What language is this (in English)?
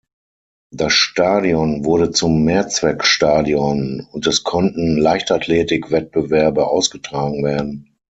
German